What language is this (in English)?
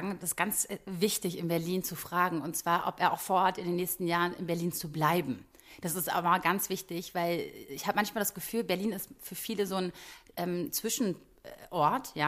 German